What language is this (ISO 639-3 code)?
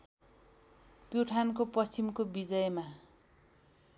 nep